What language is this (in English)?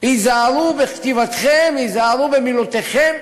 Hebrew